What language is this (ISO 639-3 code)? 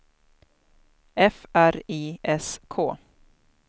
swe